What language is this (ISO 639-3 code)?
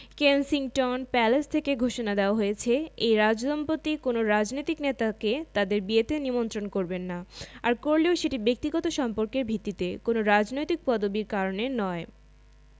ben